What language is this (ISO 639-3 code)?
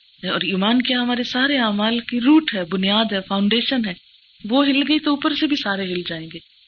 urd